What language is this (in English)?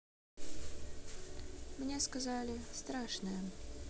Russian